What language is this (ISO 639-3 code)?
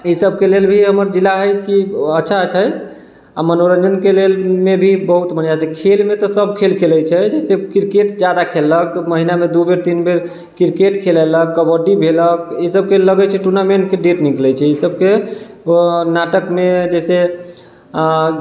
mai